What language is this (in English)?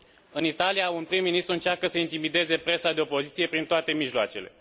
Romanian